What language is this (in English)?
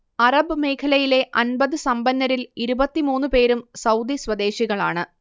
Malayalam